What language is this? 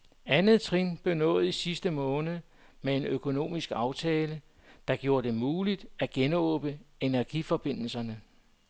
Danish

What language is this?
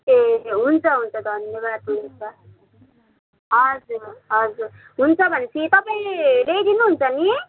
Nepali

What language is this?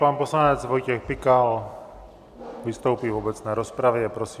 Czech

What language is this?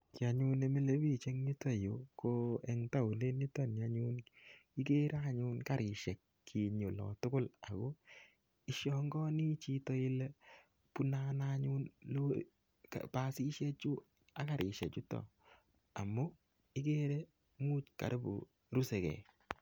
Kalenjin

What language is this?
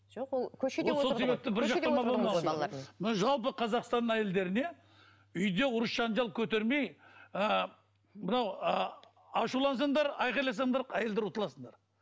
Kazakh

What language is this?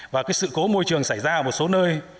Vietnamese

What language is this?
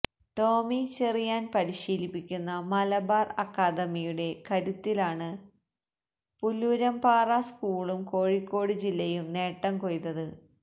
Malayalam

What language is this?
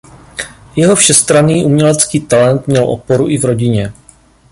Czech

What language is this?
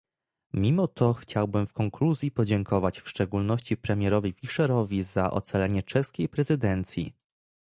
Polish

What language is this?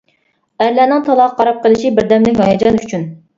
Uyghur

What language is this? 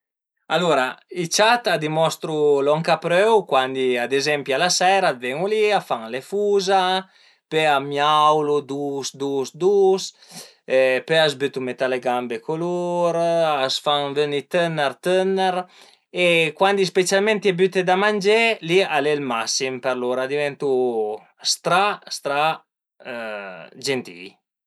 Piedmontese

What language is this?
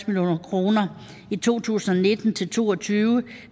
Danish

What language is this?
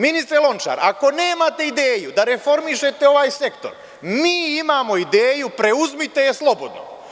Serbian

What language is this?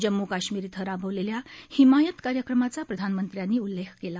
Marathi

